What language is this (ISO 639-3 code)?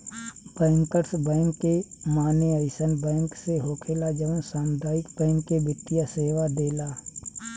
bho